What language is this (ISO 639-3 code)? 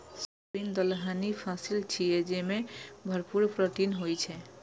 mai